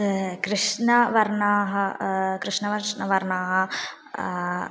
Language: Sanskrit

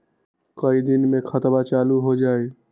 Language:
Magahi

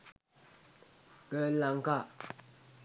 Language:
Sinhala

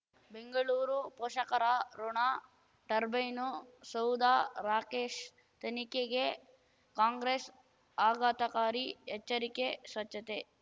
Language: Kannada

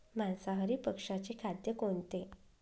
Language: Marathi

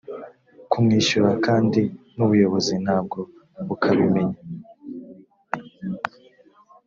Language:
Kinyarwanda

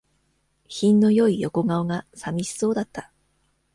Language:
Japanese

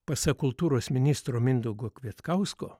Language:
Lithuanian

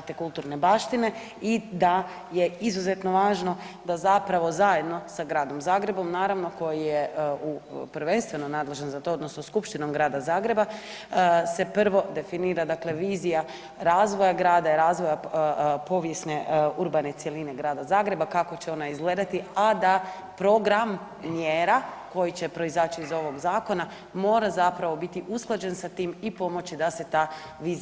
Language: Croatian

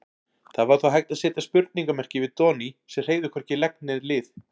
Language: Icelandic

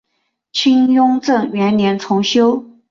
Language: Chinese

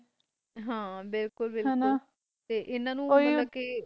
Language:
Punjabi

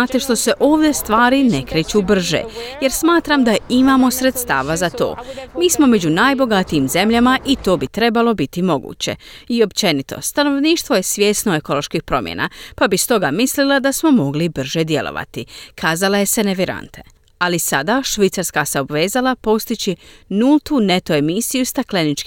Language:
Croatian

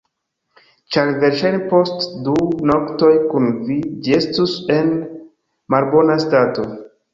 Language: Esperanto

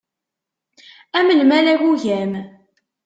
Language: Kabyle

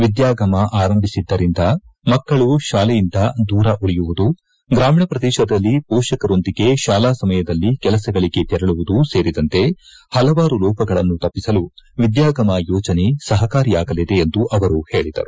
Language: Kannada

